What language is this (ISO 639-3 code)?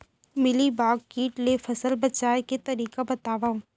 hne